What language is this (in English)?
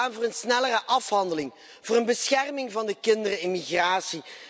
Dutch